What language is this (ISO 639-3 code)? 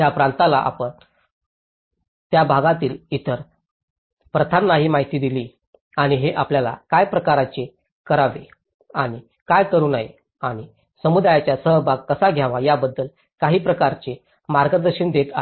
mar